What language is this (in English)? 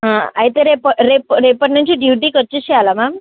Telugu